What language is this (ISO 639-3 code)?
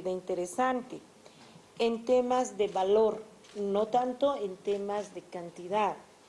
spa